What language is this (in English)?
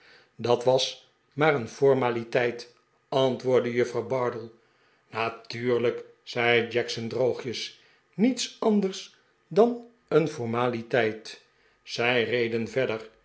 Dutch